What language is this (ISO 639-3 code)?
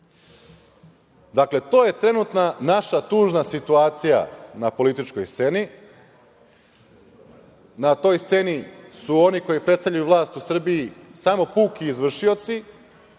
srp